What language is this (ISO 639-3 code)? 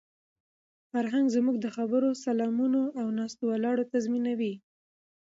pus